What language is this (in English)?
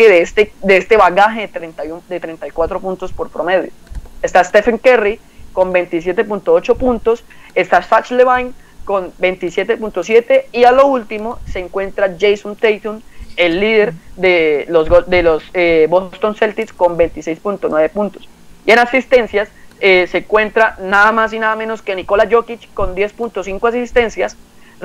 Spanish